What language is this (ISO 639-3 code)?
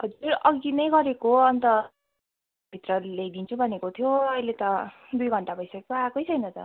nep